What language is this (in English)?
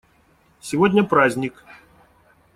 Russian